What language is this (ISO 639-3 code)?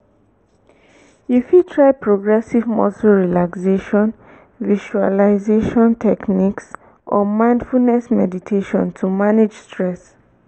pcm